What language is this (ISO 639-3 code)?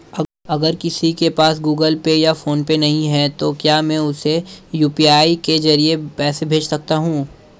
hin